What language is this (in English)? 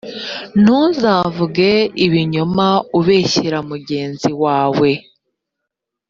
Kinyarwanda